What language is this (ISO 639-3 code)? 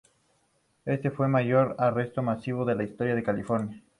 spa